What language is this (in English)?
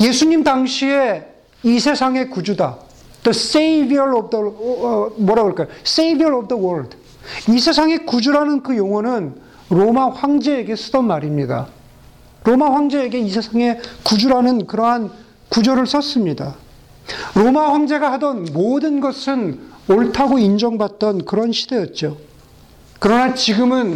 Korean